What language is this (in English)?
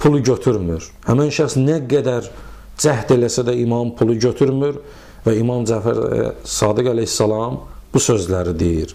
Turkish